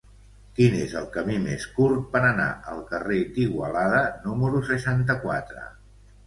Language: Catalan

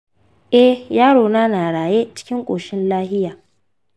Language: Hausa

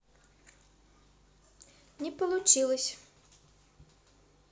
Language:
Russian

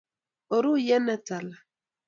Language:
Kalenjin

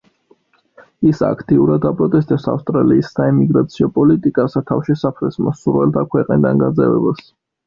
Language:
Georgian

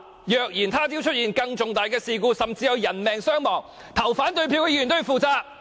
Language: Cantonese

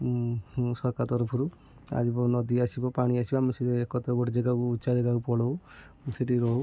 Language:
Odia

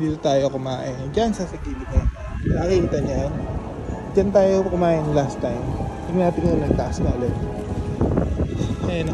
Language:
Filipino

